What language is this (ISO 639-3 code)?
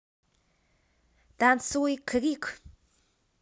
rus